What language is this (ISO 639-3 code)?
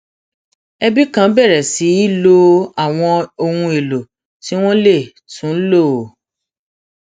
yor